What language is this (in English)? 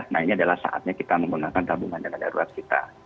Indonesian